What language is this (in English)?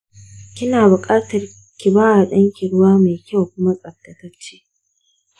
Hausa